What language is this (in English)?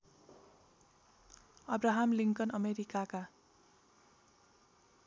Nepali